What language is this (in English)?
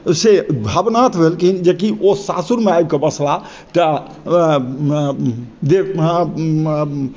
Maithili